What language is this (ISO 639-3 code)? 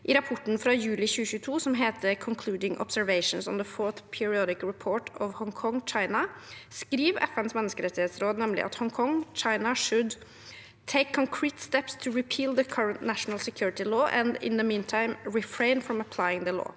nor